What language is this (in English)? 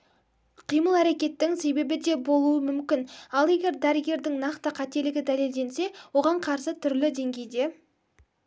Kazakh